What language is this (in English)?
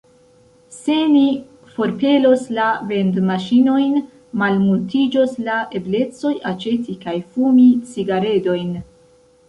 Esperanto